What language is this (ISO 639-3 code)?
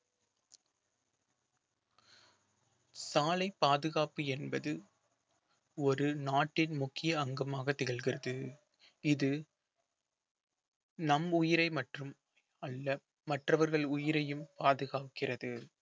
tam